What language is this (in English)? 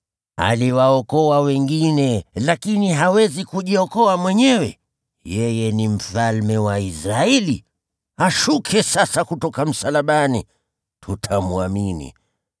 Swahili